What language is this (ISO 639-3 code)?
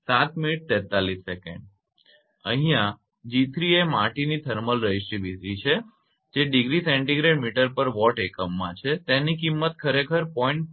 guj